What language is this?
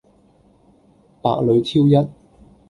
Cantonese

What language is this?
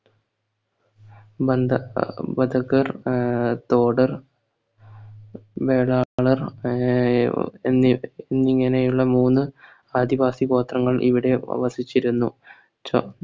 Malayalam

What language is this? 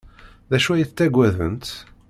Kabyle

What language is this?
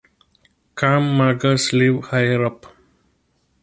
English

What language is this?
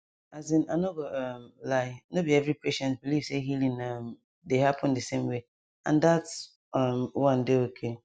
Nigerian Pidgin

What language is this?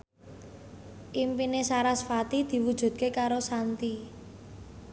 Javanese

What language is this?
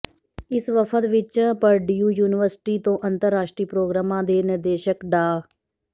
Punjabi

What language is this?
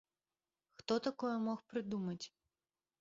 Belarusian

